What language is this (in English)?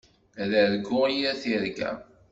Kabyle